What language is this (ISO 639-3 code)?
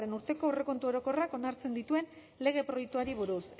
eus